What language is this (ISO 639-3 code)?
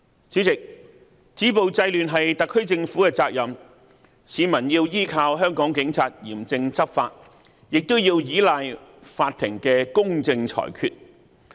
yue